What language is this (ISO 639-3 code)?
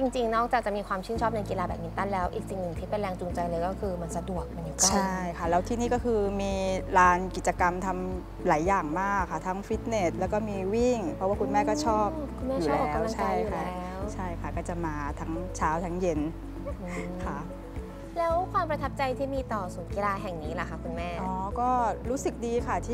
tha